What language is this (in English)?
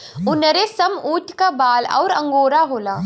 Bhojpuri